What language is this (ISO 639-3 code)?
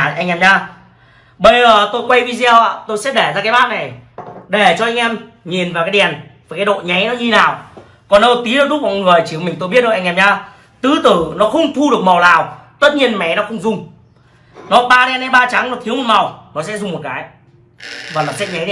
vie